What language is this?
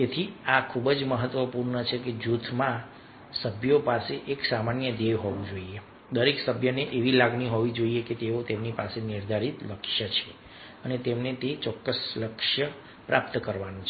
Gujarati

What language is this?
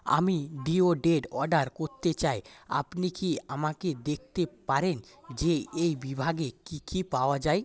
Bangla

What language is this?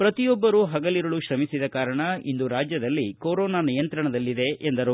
Kannada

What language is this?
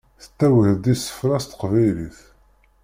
Kabyle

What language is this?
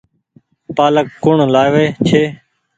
Goaria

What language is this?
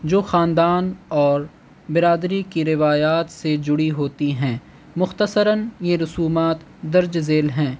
Urdu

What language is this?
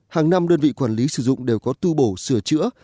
Vietnamese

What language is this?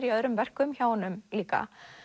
Icelandic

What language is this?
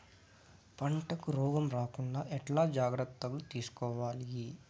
Telugu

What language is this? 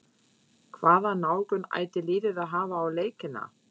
Icelandic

